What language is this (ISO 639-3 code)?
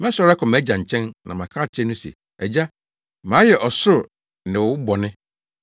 aka